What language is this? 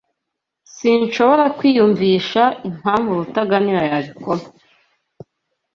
Kinyarwanda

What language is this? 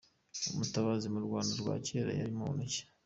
Kinyarwanda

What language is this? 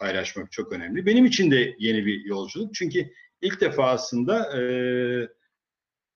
Turkish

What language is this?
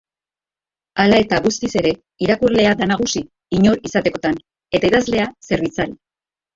Basque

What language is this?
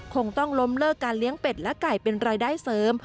Thai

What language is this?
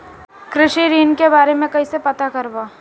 Bhojpuri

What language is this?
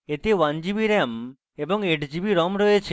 Bangla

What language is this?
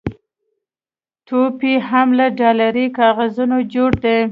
Pashto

